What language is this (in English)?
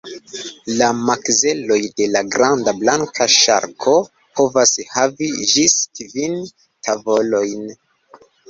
Esperanto